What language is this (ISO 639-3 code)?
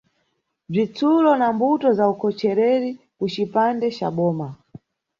nyu